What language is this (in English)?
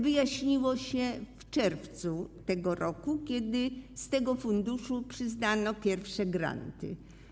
Polish